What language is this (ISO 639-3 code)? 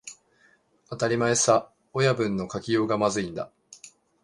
jpn